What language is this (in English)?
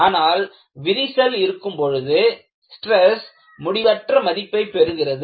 Tamil